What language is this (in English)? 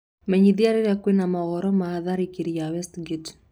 Kikuyu